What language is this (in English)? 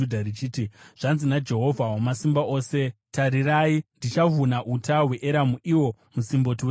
Shona